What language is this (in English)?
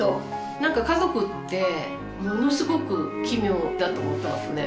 Japanese